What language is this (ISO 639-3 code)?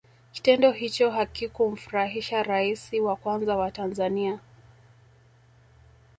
swa